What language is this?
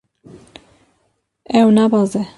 Kurdish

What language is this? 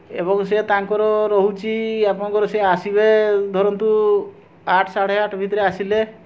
Odia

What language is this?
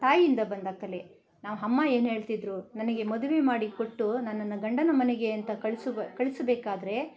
Kannada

